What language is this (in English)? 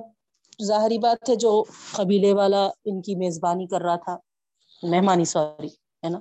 Urdu